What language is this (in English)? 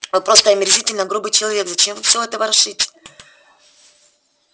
Russian